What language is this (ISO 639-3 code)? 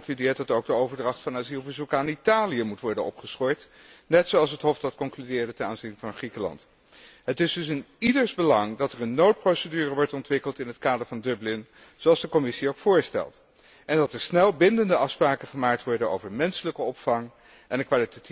nld